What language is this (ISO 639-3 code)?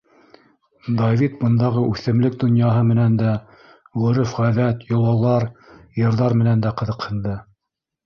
bak